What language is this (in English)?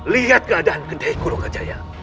Indonesian